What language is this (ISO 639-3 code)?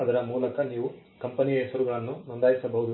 kan